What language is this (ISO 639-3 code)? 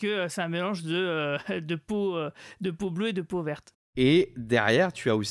fra